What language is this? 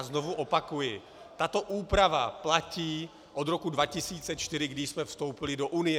Czech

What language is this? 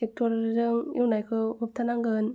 Bodo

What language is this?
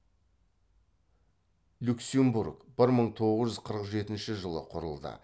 Kazakh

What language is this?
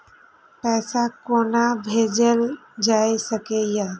Maithili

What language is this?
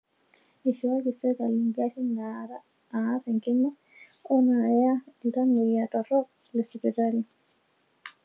Masai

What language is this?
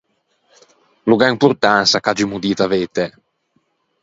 Ligurian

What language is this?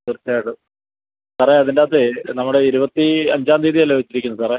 Malayalam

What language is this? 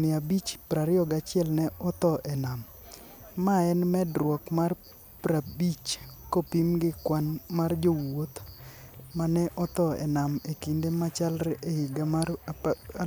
Luo (Kenya and Tanzania)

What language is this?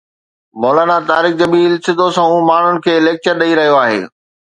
Sindhi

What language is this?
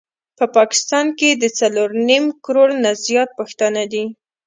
Pashto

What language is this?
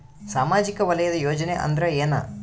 Kannada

